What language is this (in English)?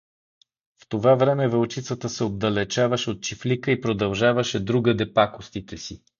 Bulgarian